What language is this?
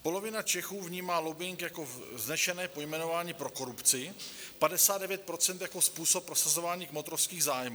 Czech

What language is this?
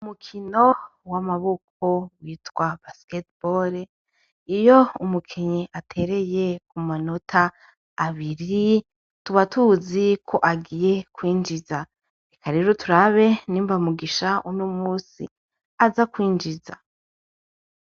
Rundi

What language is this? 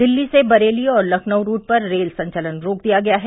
Hindi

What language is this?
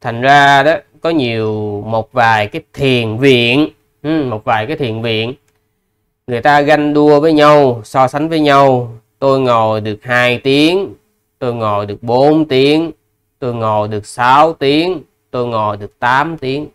Vietnamese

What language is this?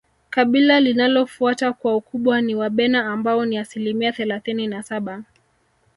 Swahili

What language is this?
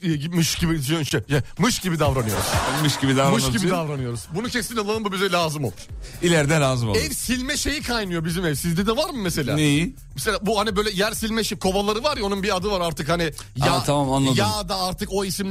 Turkish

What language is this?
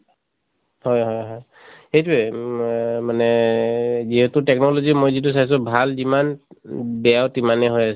Assamese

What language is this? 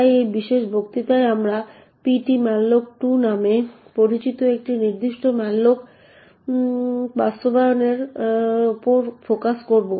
Bangla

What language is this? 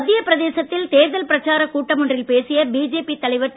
Tamil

